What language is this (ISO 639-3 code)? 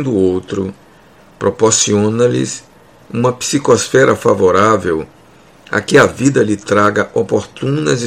por